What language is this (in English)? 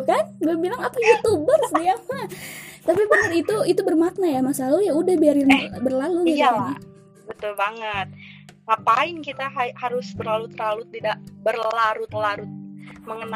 Indonesian